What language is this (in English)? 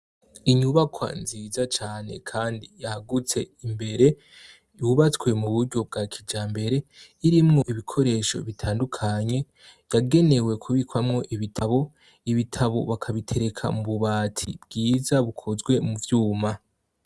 Rundi